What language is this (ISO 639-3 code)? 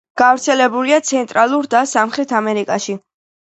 kat